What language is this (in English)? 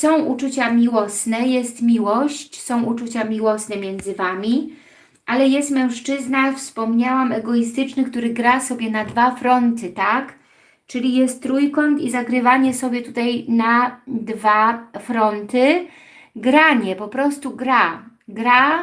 Polish